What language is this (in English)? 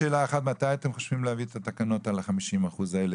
Hebrew